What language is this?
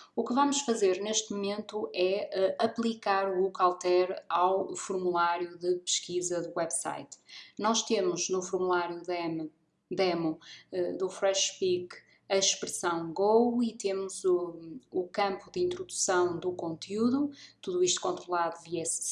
Portuguese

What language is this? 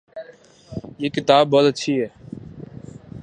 Urdu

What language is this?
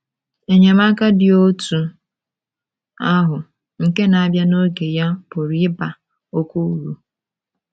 Igbo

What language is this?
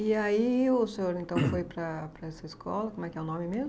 Portuguese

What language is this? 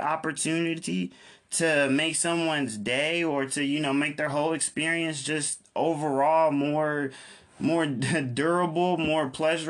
English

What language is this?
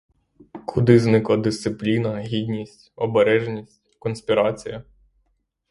Ukrainian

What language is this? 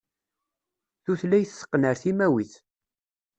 Kabyle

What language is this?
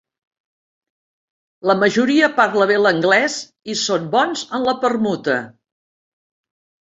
Catalan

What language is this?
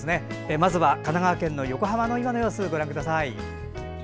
Japanese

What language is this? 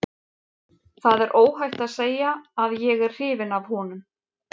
Icelandic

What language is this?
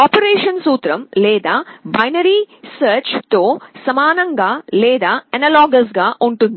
Telugu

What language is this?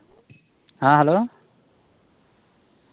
Santali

